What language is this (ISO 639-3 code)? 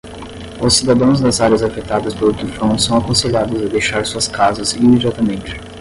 por